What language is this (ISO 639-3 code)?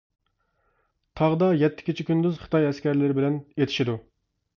uig